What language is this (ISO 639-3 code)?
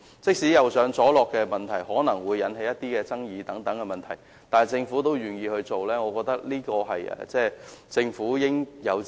yue